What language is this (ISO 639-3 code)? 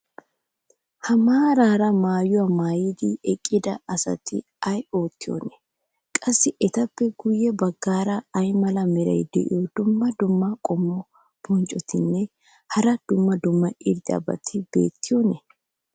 wal